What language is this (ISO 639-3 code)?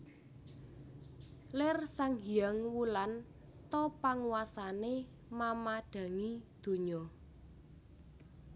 jav